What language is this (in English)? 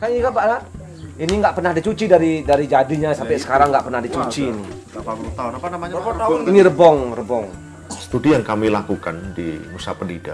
Indonesian